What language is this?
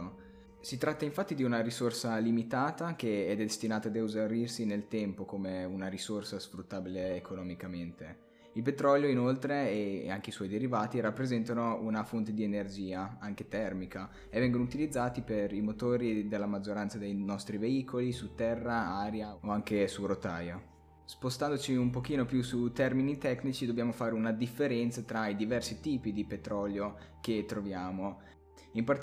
Italian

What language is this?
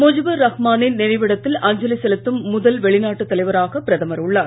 Tamil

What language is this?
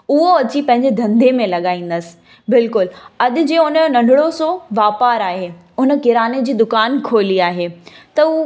Sindhi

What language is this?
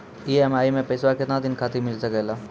Maithili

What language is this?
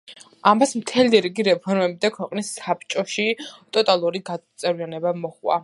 Georgian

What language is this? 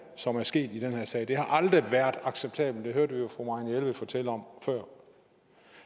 Danish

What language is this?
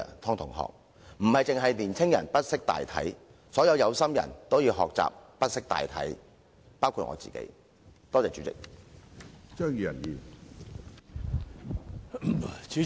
Cantonese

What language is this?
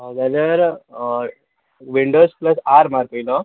Konkani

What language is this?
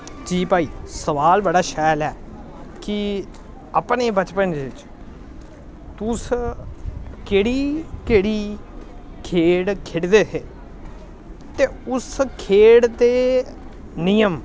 Dogri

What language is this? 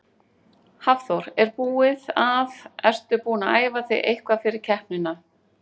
Icelandic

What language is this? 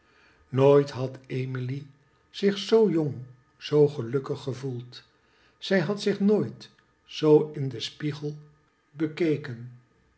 Dutch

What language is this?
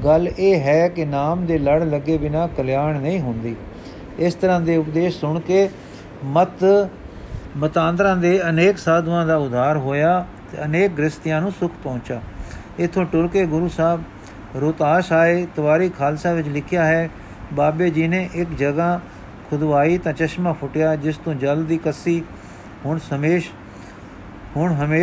Punjabi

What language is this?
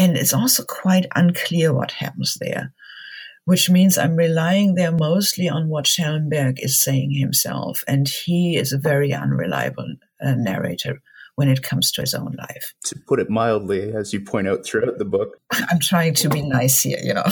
English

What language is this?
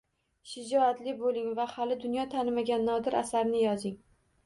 Uzbek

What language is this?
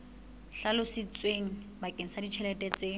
Southern Sotho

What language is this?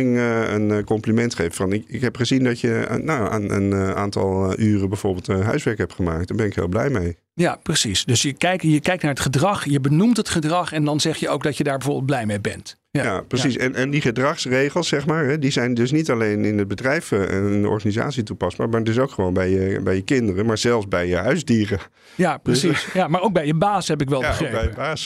Dutch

